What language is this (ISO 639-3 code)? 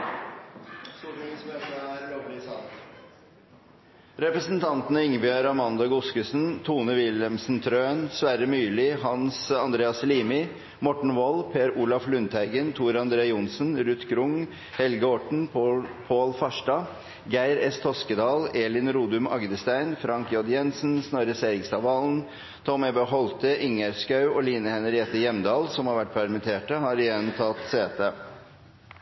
nob